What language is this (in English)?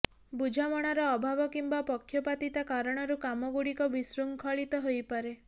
Odia